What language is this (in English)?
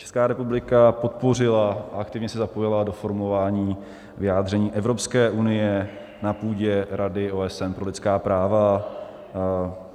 Czech